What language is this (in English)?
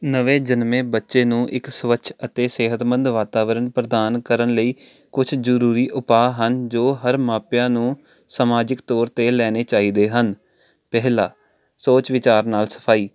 Punjabi